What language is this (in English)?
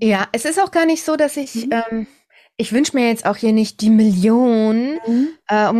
German